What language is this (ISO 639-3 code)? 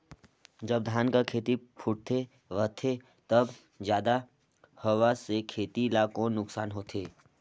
hne